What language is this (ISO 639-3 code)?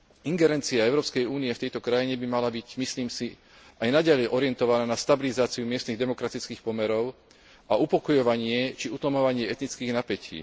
slk